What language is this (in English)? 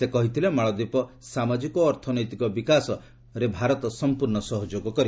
Odia